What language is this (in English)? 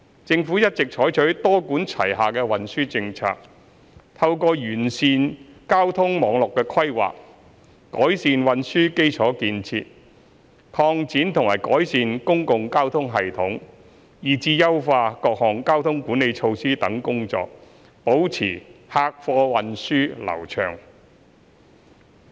Cantonese